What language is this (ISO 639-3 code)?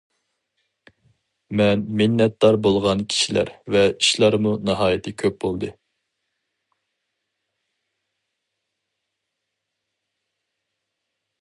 uig